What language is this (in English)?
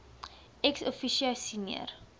Afrikaans